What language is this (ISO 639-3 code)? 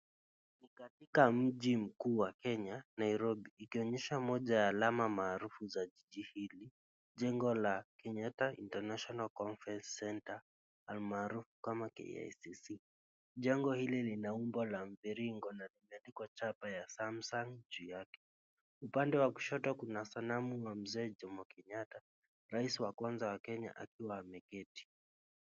swa